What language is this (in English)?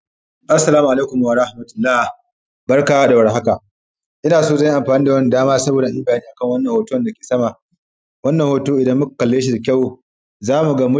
Hausa